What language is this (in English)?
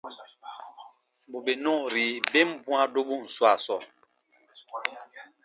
Baatonum